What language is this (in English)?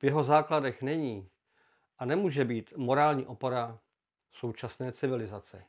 Czech